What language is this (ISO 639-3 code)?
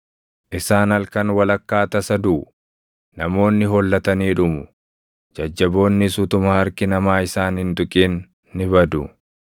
orm